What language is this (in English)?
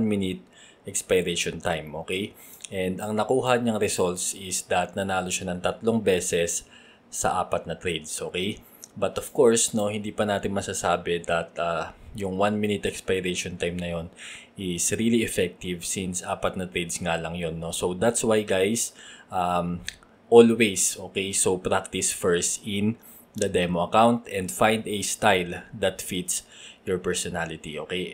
Filipino